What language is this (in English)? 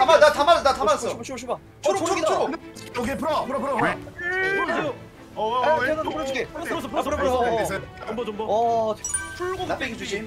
Korean